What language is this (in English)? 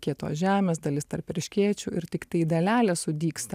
Lithuanian